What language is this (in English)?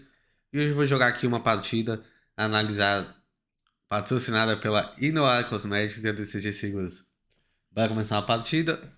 Portuguese